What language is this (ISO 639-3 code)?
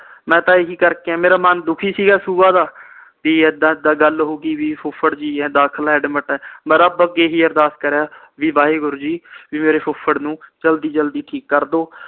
pan